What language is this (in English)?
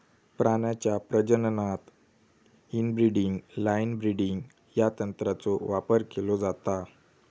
Marathi